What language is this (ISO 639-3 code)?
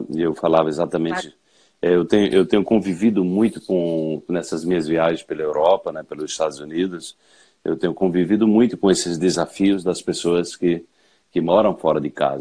por